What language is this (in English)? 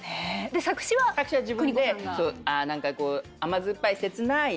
Japanese